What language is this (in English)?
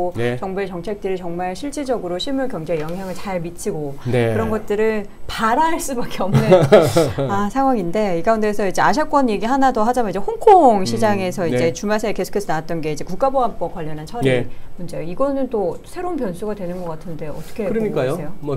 Korean